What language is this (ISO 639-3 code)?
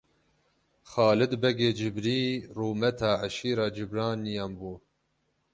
kur